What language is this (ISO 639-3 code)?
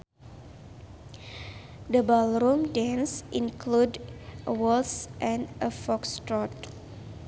sun